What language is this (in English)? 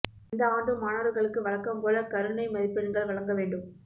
Tamil